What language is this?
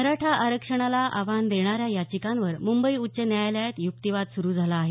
Marathi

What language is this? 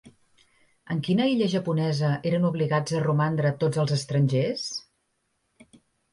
Catalan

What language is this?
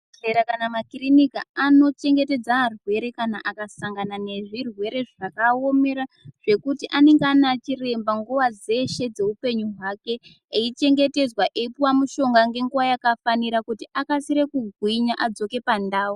Ndau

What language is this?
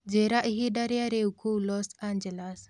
Kikuyu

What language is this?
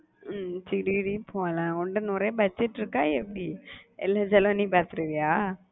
Tamil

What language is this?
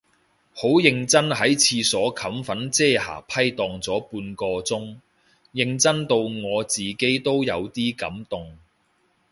Cantonese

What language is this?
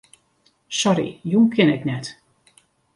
Western Frisian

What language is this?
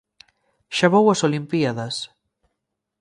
Galician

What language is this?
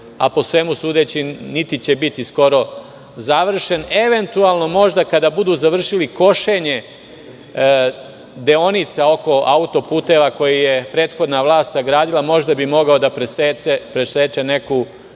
Serbian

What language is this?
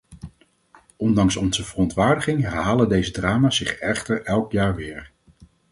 Dutch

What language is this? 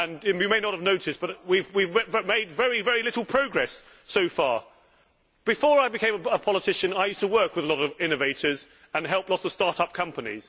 English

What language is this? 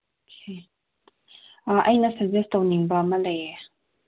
Manipuri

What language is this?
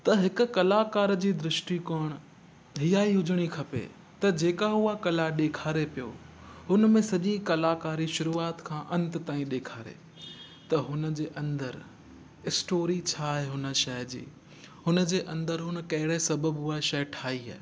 Sindhi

